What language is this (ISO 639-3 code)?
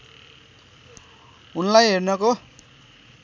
nep